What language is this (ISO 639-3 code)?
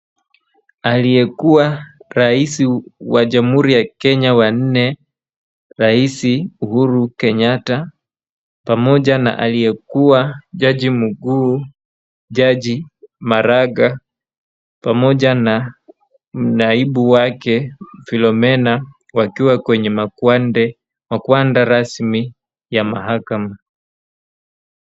swa